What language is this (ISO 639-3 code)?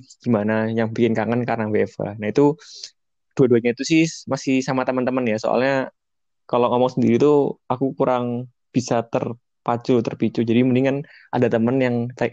ind